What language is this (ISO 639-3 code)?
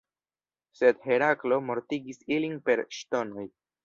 epo